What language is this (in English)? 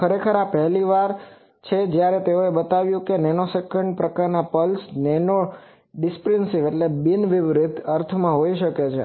Gujarati